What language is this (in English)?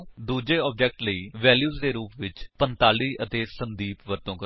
Punjabi